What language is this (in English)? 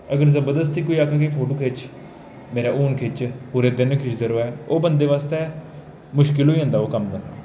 Dogri